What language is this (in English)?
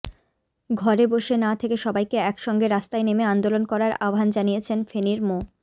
Bangla